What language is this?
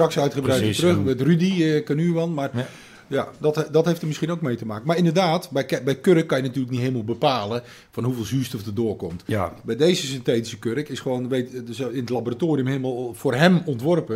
Dutch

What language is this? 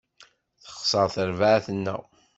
Kabyle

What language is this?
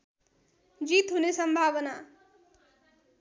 Nepali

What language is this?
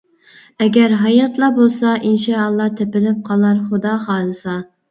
Uyghur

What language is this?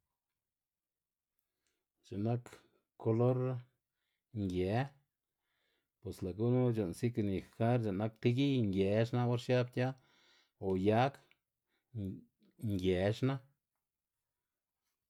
Xanaguía Zapotec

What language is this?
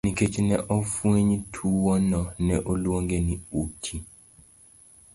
Luo (Kenya and Tanzania)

